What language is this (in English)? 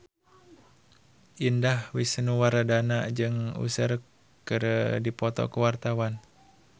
Sundanese